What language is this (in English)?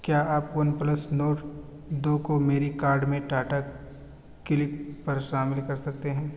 Urdu